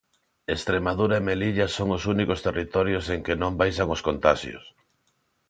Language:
Galician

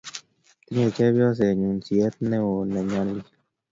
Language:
Kalenjin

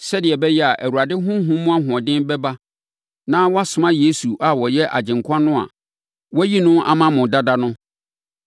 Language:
Akan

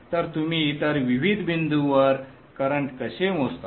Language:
Marathi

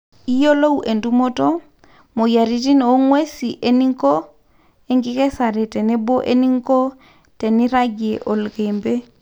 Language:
Masai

